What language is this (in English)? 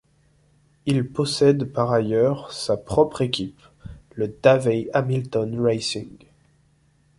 French